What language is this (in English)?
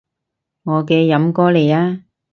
Cantonese